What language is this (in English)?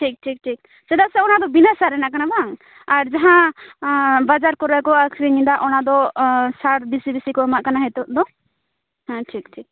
Santali